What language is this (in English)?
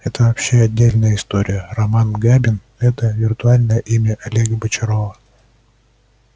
Russian